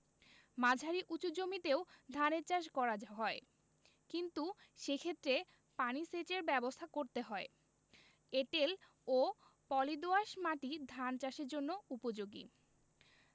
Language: Bangla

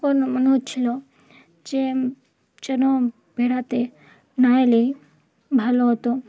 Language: Bangla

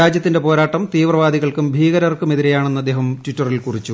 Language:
Malayalam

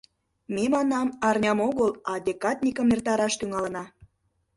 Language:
Mari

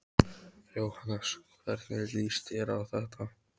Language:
Icelandic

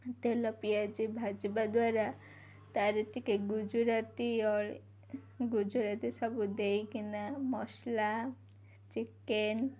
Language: Odia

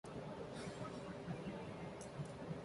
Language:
Hindi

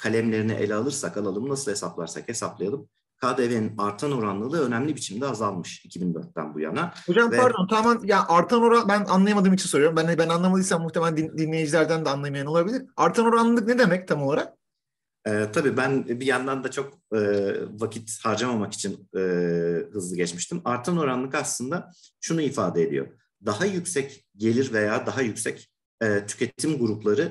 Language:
Turkish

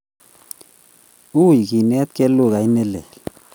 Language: Kalenjin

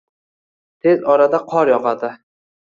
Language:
Uzbek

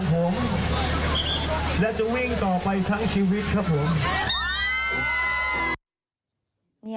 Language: Thai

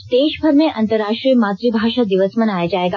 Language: Hindi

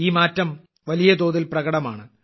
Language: Malayalam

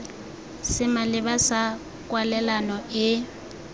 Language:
Tswana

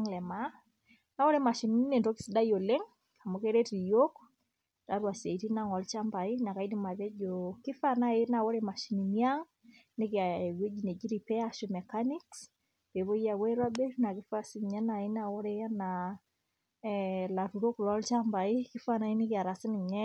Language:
Masai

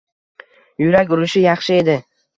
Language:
Uzbek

